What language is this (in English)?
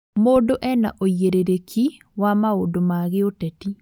Kikuyu